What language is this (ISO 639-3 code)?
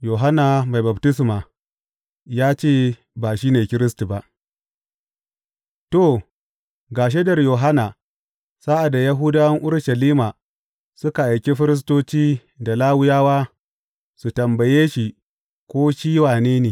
hau